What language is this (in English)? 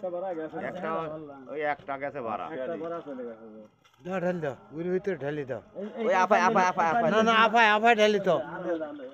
Arabic